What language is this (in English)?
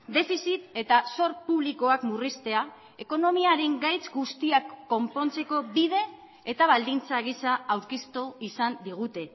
Basque